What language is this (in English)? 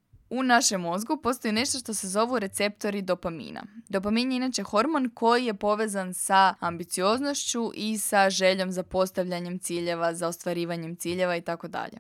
Croatian